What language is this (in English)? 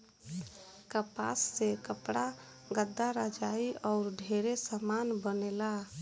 Bhojpuri